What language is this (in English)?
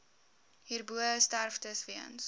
Afrikaans